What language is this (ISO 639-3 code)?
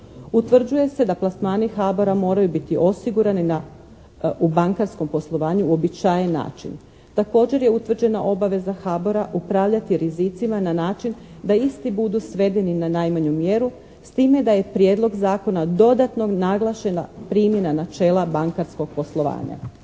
hrv